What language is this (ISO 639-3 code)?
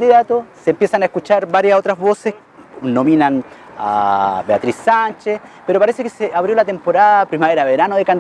spa